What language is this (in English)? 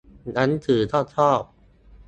Thai